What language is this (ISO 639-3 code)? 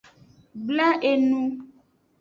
ajg